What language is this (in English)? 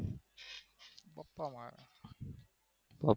Gujarati